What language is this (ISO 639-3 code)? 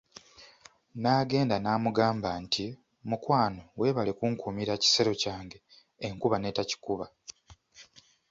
lug